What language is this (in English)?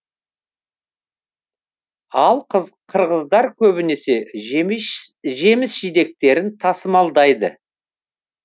Kazakh